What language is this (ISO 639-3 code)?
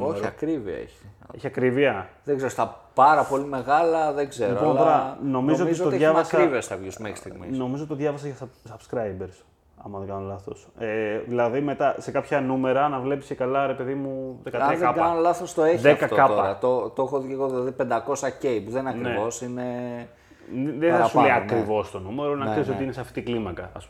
ell